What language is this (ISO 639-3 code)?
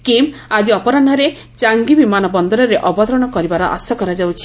ori